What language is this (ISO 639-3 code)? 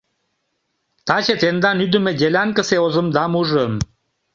chm